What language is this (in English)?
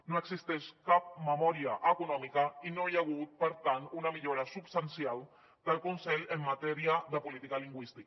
Catalan